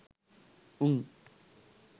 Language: Sinhala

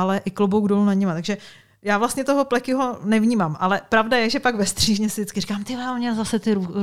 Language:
Czech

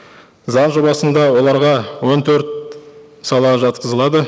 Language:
Kazakh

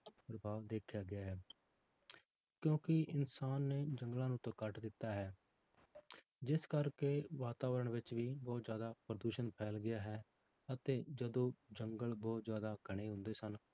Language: Punjabi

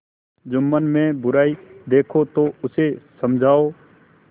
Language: Hindi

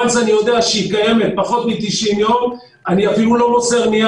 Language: Hebrew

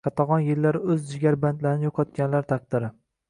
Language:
Uzbek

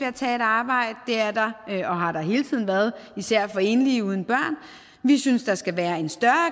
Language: Danish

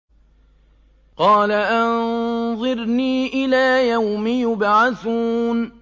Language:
Arabic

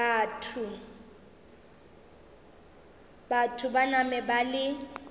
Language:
Northern Sotho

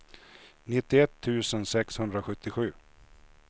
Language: Swedish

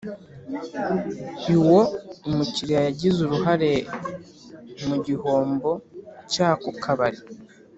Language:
Kinyarwanda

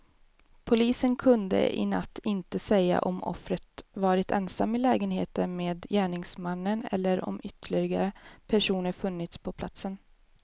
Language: Swedish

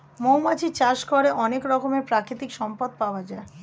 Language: Bangla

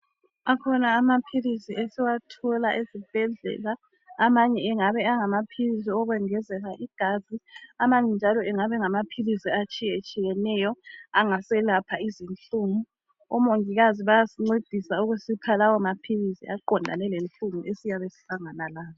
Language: North Ndebele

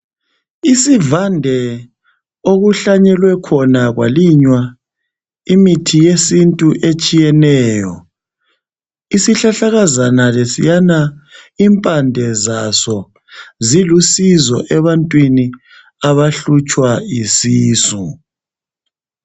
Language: North Ndebele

